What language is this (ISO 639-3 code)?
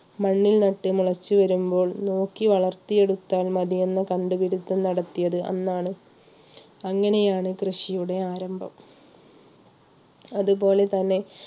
mal